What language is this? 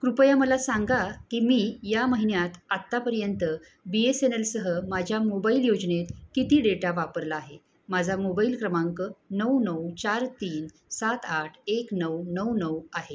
Marathi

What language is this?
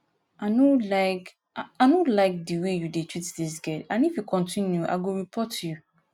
Nigerian Pidgin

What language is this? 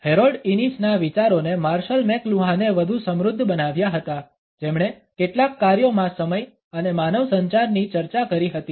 Gujarati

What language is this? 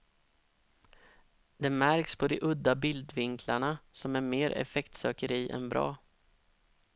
Swedish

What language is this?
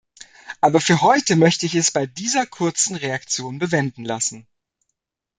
German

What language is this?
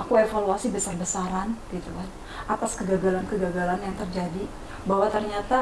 Indonesian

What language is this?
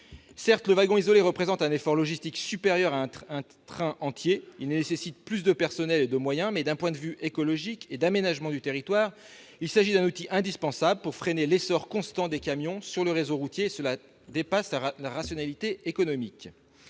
French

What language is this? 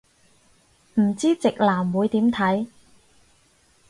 Cantonese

